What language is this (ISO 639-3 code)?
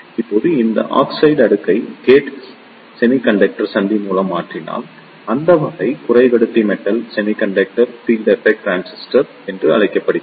tam